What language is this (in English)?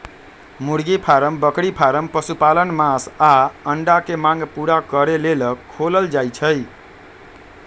Magahi